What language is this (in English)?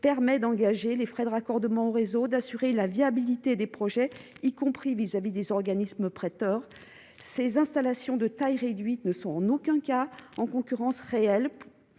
French